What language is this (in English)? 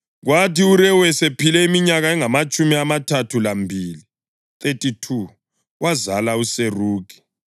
North Ndebele